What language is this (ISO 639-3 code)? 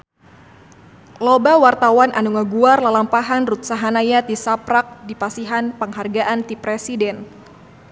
sun